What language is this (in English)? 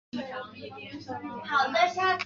Chinese